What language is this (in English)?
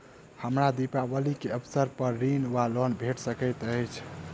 Maithili